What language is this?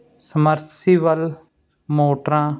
Punjabi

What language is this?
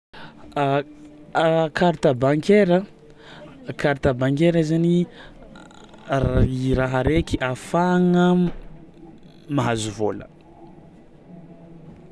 Tsimihety Malagasy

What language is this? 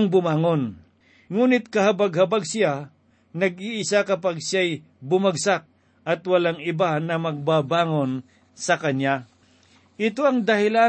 Filipino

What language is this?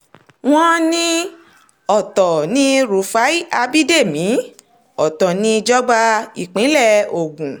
Yoruba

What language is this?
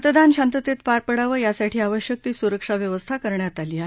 Marathi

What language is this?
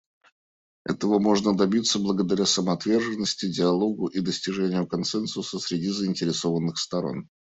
Russian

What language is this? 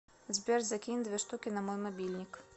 Russian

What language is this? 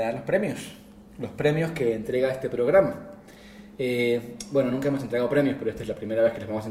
Spanish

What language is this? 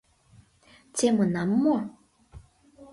Mari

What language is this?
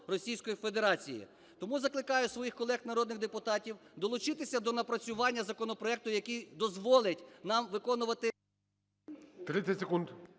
Ukrainian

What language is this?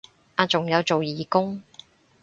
Cantonese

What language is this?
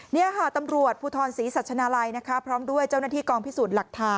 Thai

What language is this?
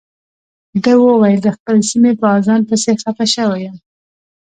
Pashto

